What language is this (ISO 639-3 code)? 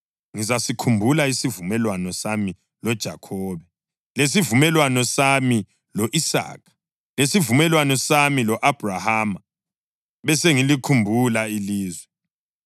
nde